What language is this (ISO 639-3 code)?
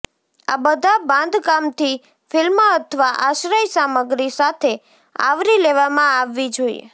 guj